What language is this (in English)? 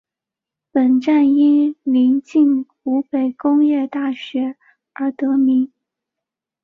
Chinese